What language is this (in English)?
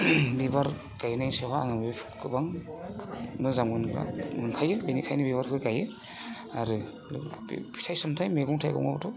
Bodo